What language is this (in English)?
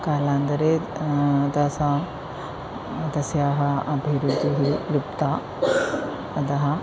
Sanskrit